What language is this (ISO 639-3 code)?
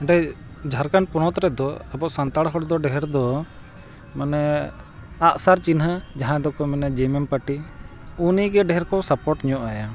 sat